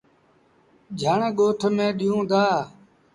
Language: Sindhi Bhil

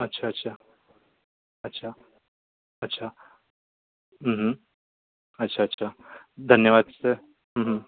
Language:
Marathi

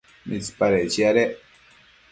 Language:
Matsés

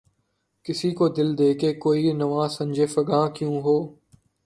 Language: Urdu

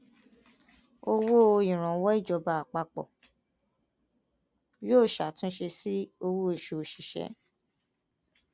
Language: Yoruba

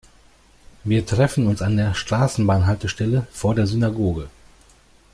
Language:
German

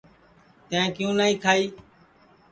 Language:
Sansi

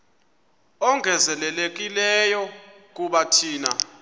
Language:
Xhosa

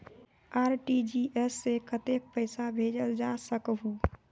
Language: Magahi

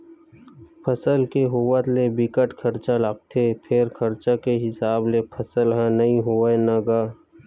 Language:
Chhattisgarhi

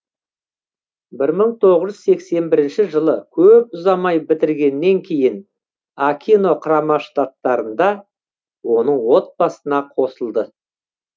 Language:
Kazakh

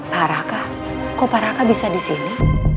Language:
Indonesian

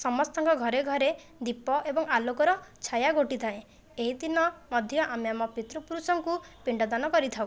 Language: Odia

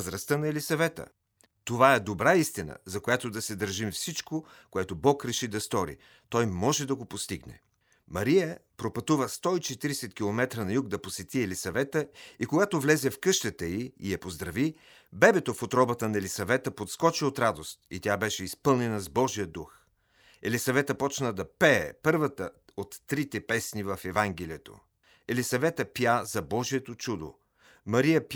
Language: Bulgarian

